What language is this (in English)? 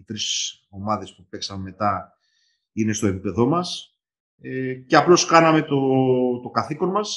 Greek